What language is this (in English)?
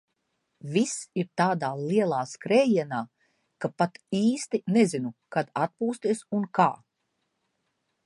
Latvian